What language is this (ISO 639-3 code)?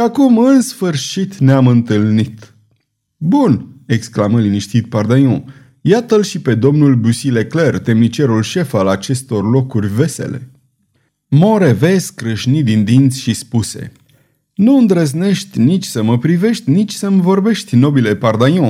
ron